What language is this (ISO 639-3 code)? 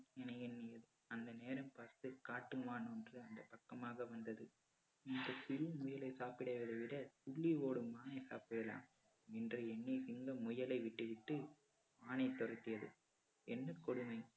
tam